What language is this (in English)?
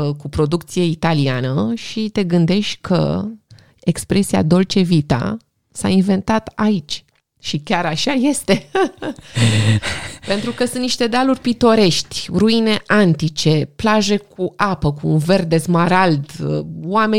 Romanian